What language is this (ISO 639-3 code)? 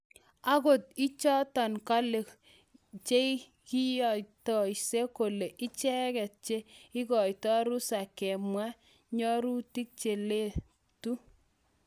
kln